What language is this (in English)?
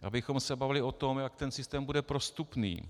Czech